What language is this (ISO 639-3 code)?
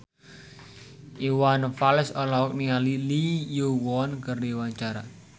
sun